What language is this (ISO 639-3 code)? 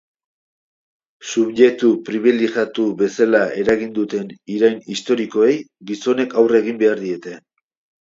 eus